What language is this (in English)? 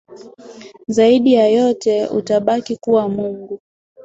Swahili